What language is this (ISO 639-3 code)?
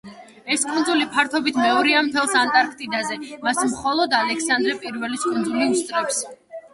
kat